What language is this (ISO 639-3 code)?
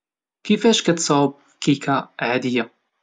ary